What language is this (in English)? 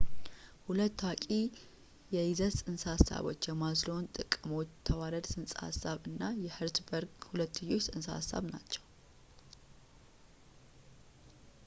Amharic